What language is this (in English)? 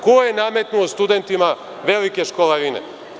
Serbian